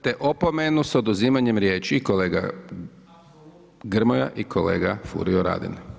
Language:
Croatian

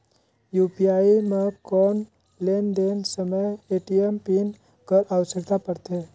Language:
Chhattisgarhi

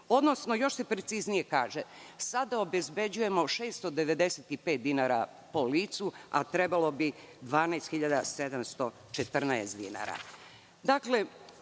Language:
Serbian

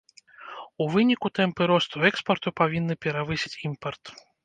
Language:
Belarusian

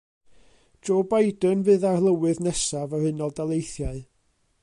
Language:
Welsh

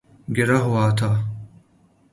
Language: Urdu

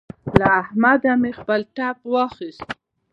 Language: Pashto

